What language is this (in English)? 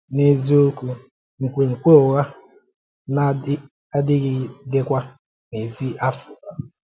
Igbo